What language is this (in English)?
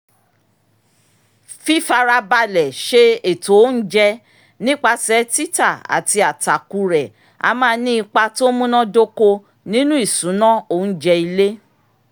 Yoruba